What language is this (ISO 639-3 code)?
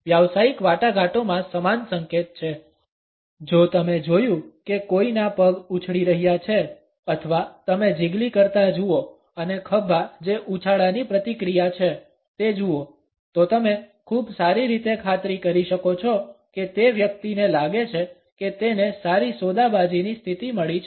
guj